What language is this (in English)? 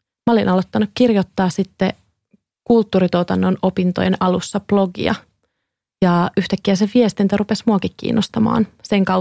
Finnish